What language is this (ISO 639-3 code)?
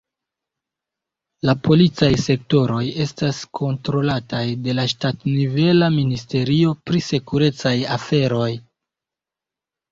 epo